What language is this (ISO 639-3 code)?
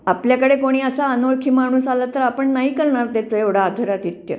mar